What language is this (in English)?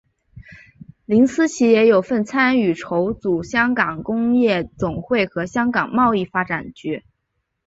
Chinese